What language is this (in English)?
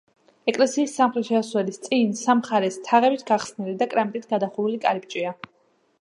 Georgian